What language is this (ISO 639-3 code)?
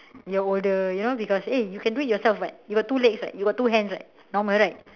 eng